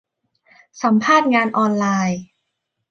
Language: Thai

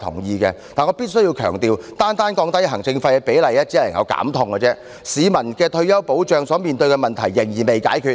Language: Cantonese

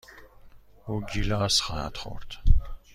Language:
Persian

